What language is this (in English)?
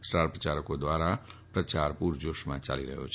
Gujarati